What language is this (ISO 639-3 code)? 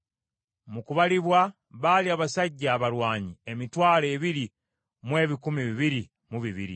lug